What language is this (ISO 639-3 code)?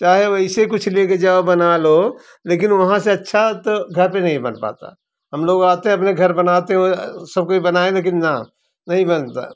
hin